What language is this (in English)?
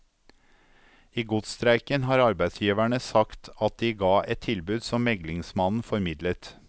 Norwegian